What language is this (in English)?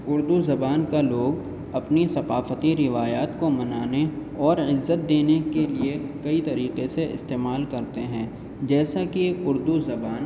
Urdu